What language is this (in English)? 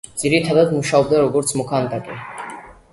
Georgian